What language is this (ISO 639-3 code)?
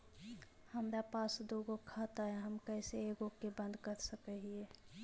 mag